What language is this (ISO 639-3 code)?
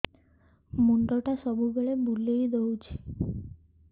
ori